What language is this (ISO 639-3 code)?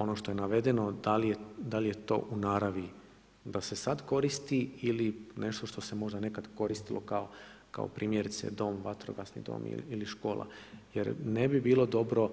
hrv